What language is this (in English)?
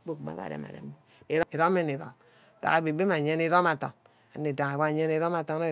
Ubaghara